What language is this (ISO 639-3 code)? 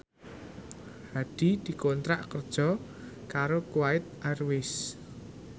jav